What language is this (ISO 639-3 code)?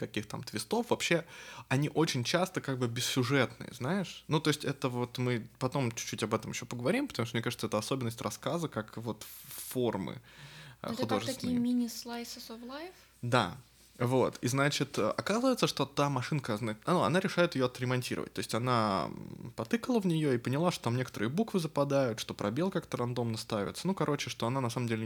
rus